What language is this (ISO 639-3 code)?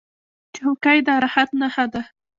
pus